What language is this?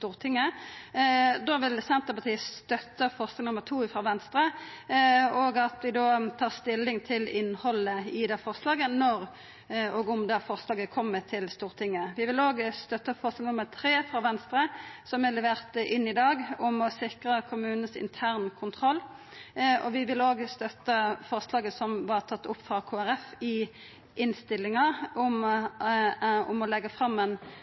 Norwegian Nynorsk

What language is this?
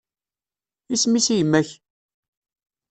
Kabyle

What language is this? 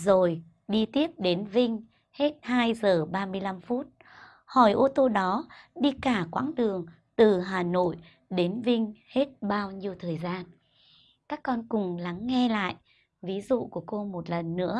Vietnamese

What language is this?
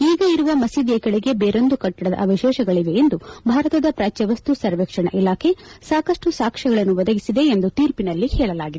Kannada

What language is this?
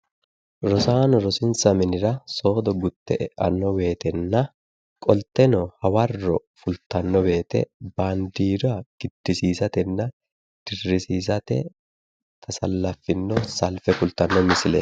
Sidamo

